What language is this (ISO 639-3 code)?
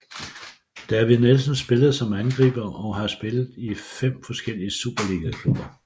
dan